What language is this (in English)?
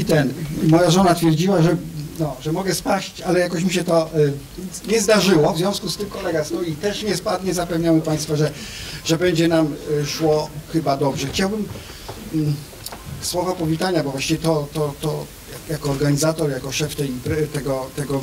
Polish